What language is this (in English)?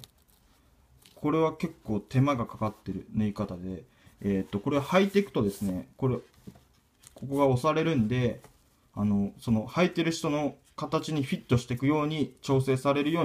Japanese